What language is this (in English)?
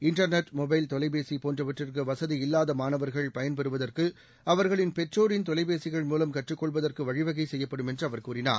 Tamil